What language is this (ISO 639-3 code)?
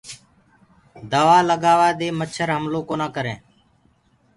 ggg